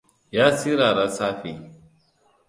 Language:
Hausa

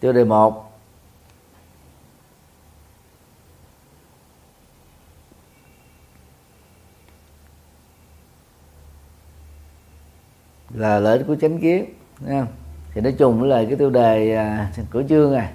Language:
Vietnamese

